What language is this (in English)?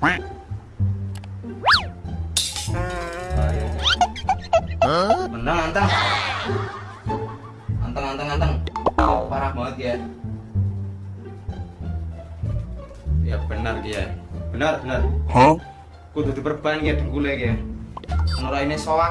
Indonesian